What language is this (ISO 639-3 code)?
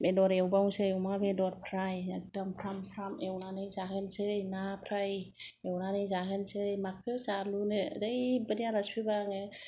brx